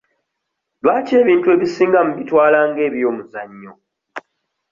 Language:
Ganda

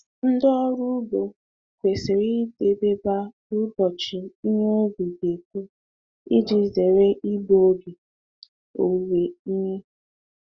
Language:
Igbo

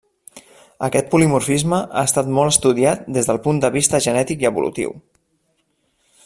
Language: Catalan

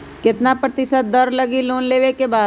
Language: Magahi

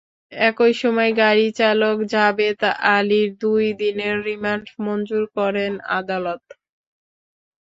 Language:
Bangla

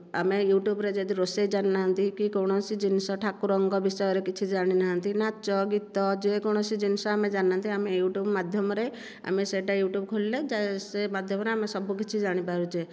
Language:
Odia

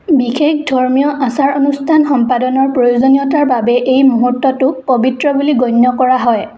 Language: Assamese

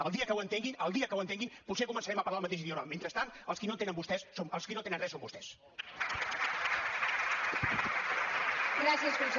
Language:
Catalan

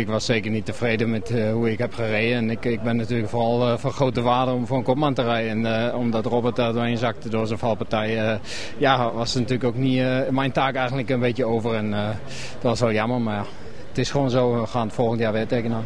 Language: Dutch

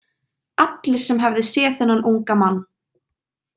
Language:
Icelandic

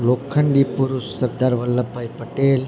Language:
Gujarati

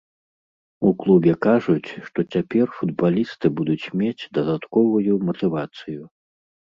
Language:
Belarusian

